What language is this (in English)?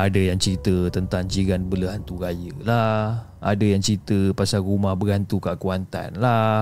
Malay